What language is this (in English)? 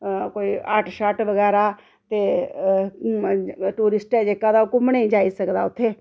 Dogri